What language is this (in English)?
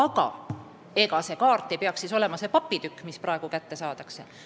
Estonian